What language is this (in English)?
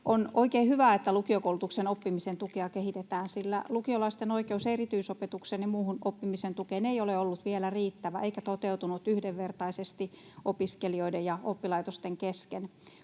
Finnish